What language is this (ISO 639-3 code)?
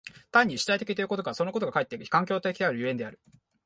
jpn